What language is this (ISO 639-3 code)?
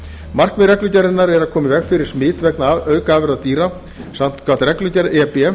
isl